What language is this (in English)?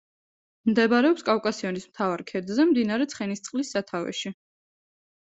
Georgian